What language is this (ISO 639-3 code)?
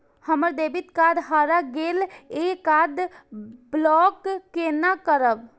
mai